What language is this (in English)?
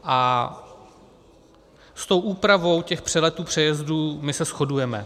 Czech